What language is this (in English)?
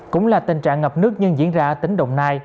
Vietnamese